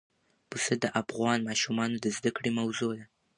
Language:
Pashto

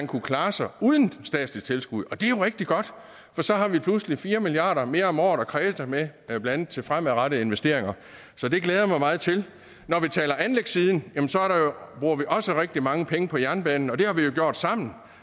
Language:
Danish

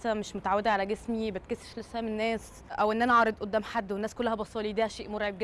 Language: Arabic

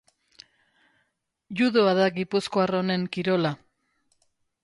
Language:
Basque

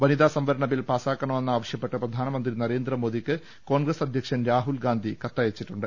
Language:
Malayalam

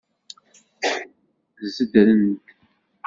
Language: Kabyle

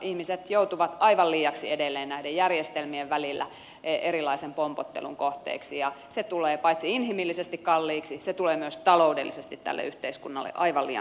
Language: Finnish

